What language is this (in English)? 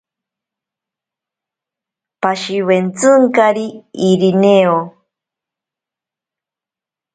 Ashéninka Perené